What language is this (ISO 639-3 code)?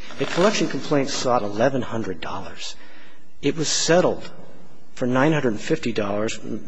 eng